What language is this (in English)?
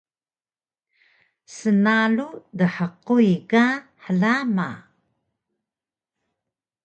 Taroko